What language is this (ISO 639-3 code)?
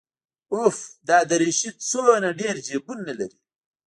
pus